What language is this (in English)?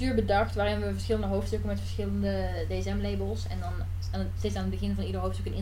Dutch